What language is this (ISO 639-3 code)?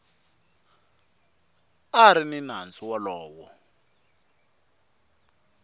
tso